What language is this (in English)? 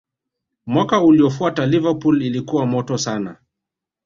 Swahili